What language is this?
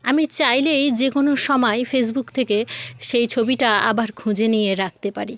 Bangla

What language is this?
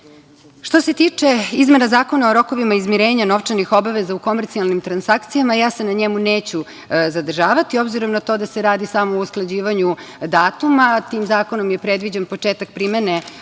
Serbian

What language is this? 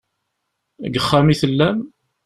Kabyle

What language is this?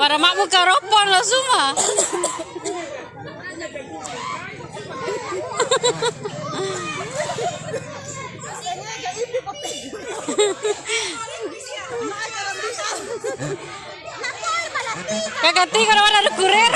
Indonesian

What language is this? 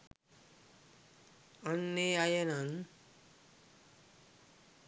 Sinhala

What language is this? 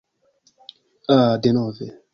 Esperanto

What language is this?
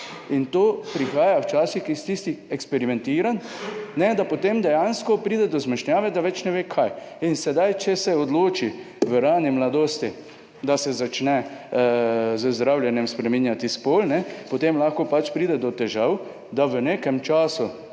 Slovenian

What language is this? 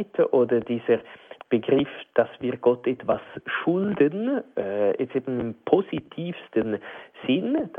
German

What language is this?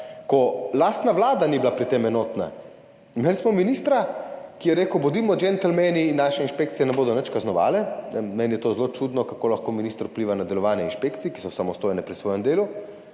Slovenian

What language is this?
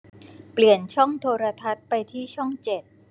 Thai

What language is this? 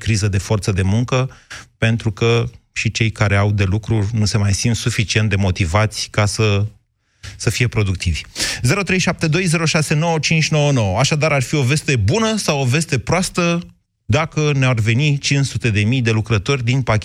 Romanian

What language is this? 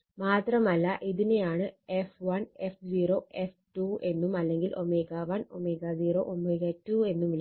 Malayalam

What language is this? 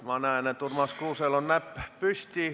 Estonian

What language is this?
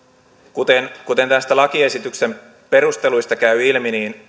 Finnish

